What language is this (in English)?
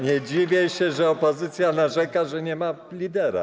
Polish